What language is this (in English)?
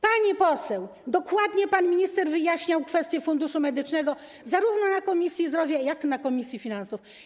Polish